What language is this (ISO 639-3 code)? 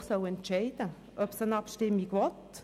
gsw